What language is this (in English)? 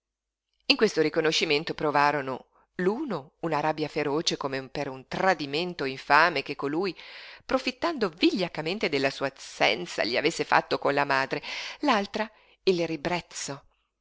Italian